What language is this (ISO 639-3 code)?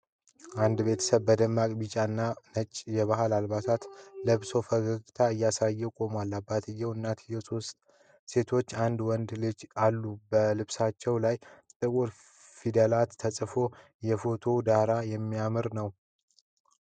amh